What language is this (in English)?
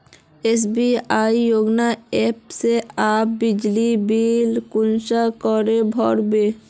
Magahi